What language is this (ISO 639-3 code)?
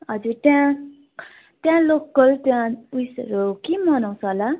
nep